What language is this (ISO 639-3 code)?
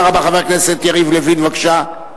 heb